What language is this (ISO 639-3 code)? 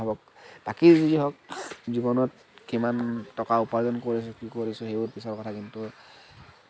asm